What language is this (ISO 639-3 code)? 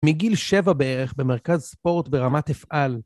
heb